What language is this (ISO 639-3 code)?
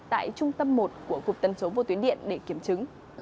vie